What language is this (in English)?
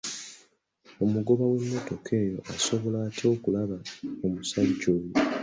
Ganda